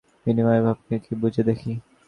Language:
Bangla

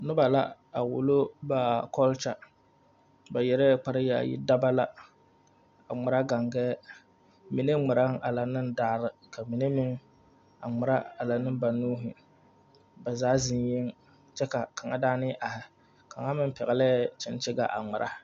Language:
Southern Dagaare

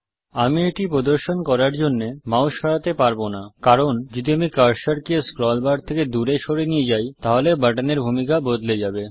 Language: Bangla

